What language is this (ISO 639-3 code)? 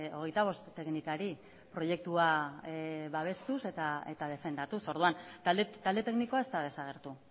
eus